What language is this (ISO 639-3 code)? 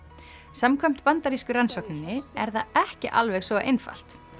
isl